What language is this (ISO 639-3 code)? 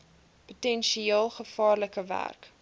afr